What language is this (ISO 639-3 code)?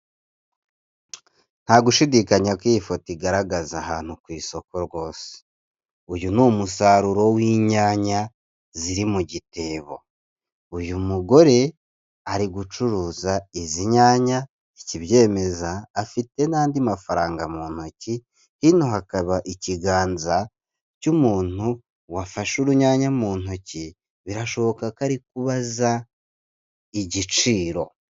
kin